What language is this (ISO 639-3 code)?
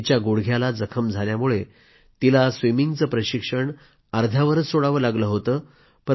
mar